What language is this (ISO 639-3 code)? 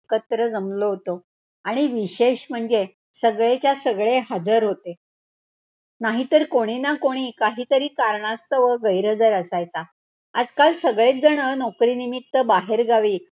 mar